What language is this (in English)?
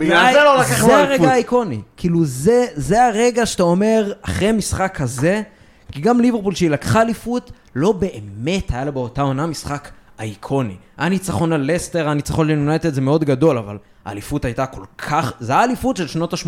Hebrew